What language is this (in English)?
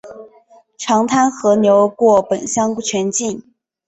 Chinese